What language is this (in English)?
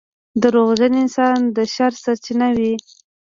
Pashto